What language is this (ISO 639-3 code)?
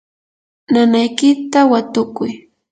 qur